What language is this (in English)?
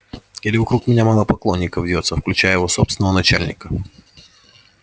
Russian